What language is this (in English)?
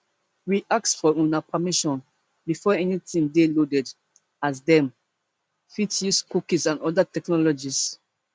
Nigerian Pidgin